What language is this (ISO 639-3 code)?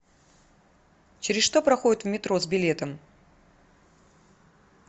rus